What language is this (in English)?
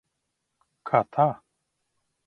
Latvian